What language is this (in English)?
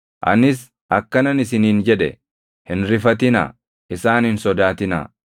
Oromo